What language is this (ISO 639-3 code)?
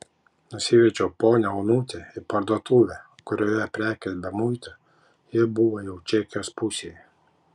lit